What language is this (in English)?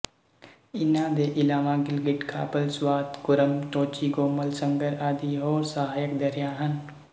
Punjabi